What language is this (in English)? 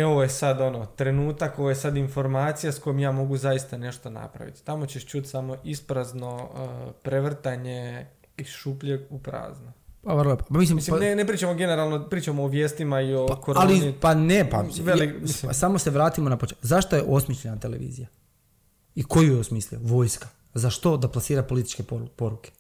Croatian